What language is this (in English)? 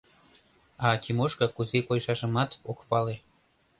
Mari